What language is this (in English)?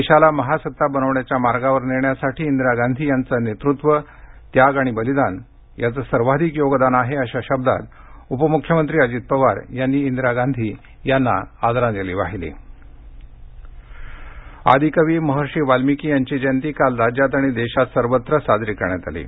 Marathi